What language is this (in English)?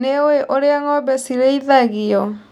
Kikuyu